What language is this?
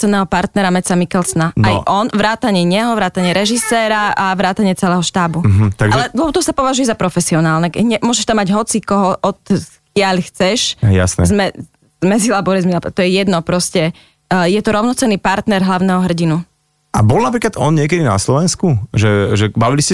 Slovak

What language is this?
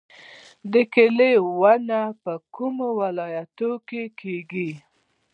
Pashto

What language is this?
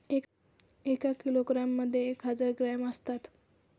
Marathi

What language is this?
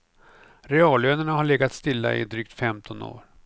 Swedish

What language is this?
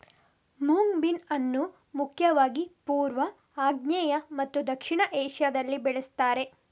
Kannada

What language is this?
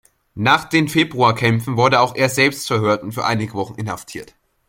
German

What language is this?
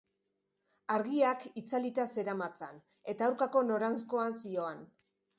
Basque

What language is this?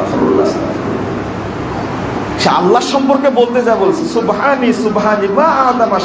Indonesian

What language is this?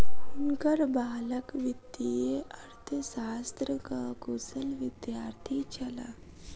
Maithili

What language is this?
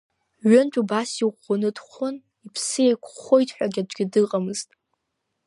Abkhazian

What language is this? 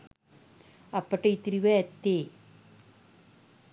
Sinhala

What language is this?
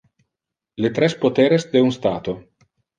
Interlingua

